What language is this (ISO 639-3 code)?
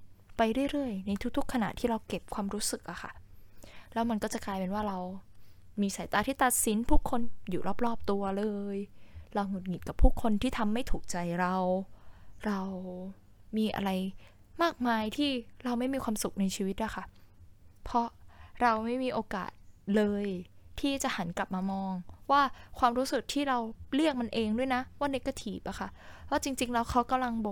tha